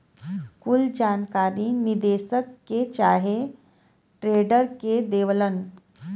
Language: Bhojpuri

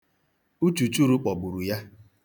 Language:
Igbo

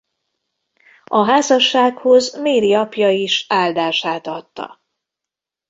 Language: Hungarian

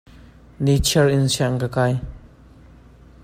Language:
Hakha Chin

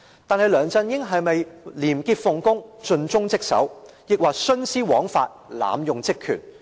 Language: Cantonese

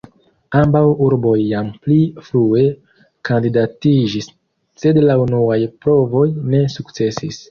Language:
Esperanto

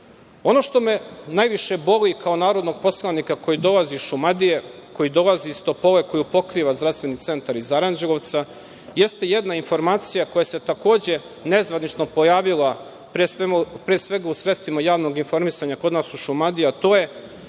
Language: Serbian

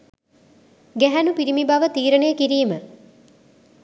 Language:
Sinhala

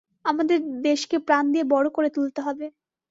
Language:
Bangla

